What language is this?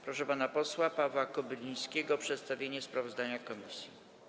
Polish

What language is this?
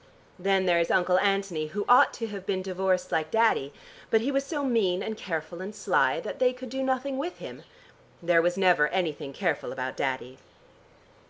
English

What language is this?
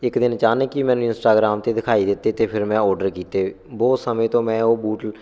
Punjabi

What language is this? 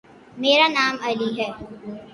Urdu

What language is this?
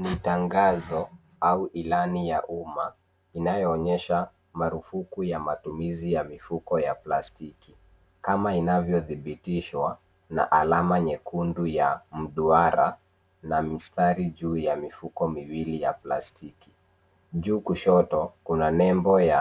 Swahili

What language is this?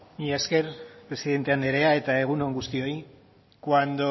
Basque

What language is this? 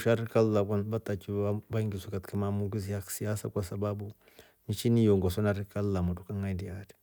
Rombo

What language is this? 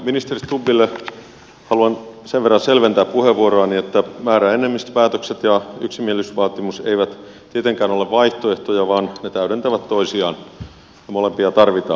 Finnish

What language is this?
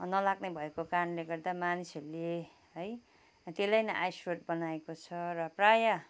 Nepali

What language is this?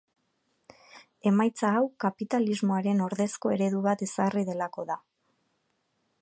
Basque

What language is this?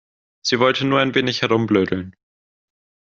German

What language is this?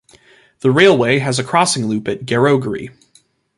English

